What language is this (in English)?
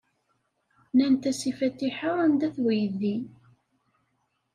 Kabyle